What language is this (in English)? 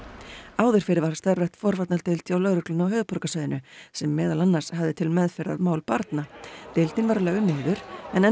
Icelandic